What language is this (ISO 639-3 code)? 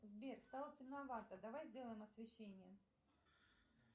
rus